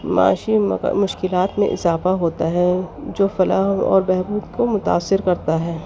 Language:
Urdu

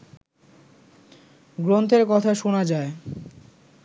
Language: Bangla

